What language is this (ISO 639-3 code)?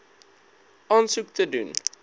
afr